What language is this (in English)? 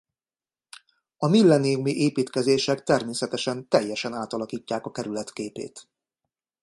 Hungarian